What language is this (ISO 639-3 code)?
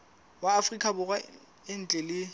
sot